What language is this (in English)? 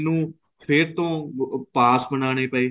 Punjabi